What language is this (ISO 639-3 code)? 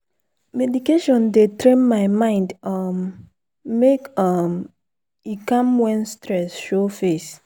pcm